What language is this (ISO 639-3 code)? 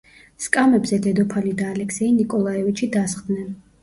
kat